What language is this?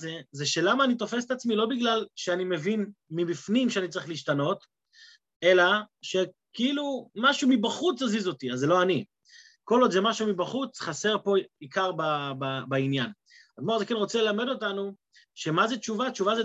Hebrew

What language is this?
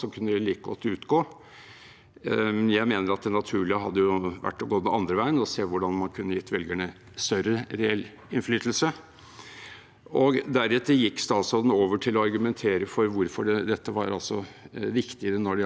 Norwegian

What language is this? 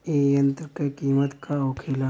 Bhojpuri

